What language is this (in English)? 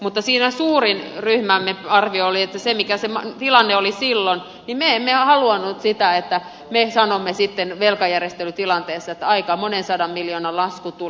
Finnish